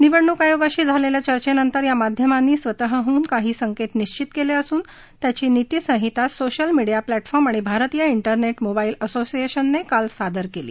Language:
Marathi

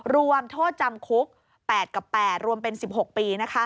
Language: Thai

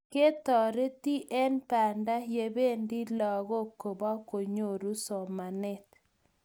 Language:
Kalenjin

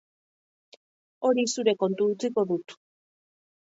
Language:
Basque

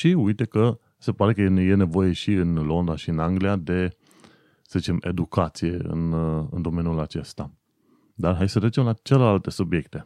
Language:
Romanian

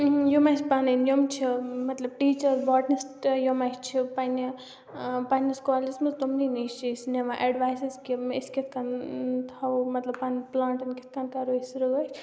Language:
Kashmiri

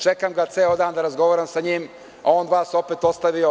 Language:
Serbian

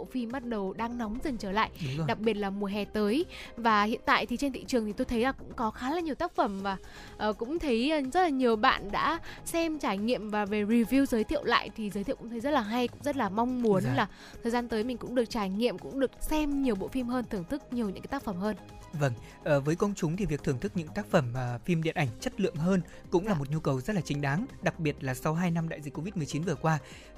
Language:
Vietnamese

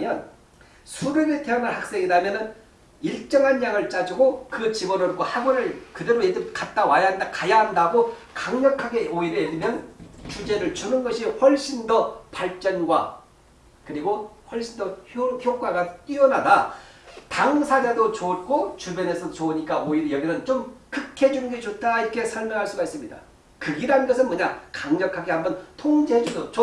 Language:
Korean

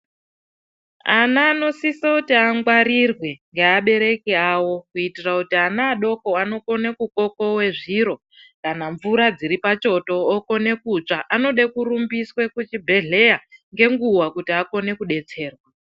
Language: Ndau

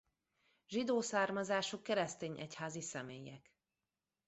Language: Hungarian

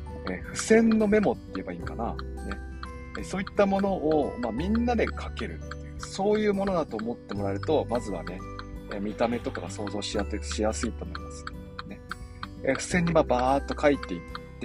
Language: Japanese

